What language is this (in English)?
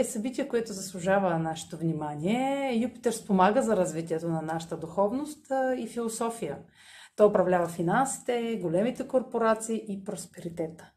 Bulgarian